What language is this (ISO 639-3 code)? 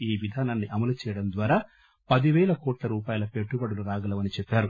tel